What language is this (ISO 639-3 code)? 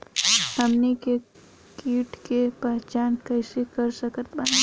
bho